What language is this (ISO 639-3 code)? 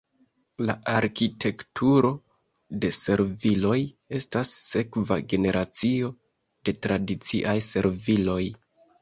epo